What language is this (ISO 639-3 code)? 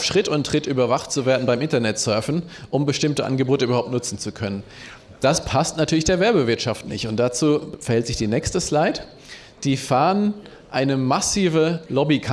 deu